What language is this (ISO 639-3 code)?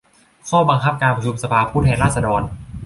tha